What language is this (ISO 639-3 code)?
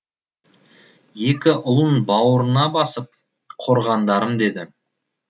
kaz